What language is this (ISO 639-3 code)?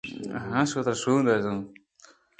bgp